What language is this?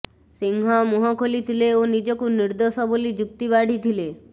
Odia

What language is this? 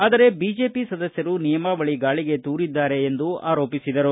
Kannada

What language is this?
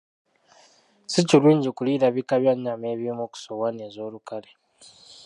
Ganda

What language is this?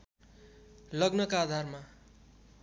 Nepali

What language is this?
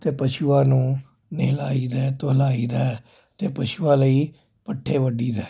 Punjabi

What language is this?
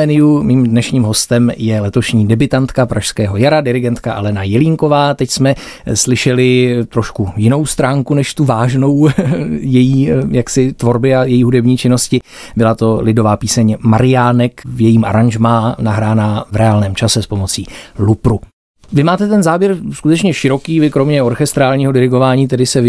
Czech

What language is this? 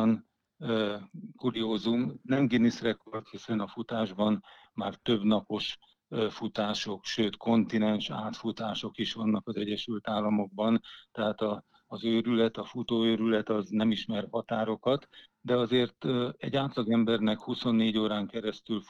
Hungarian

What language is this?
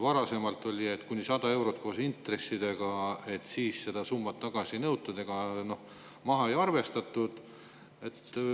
Estonian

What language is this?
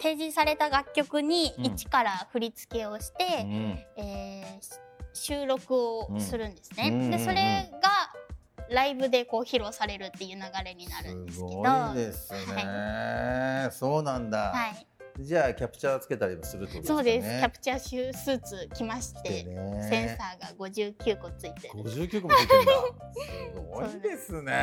Japanese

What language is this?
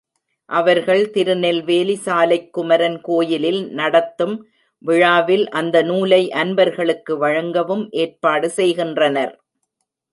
Tamil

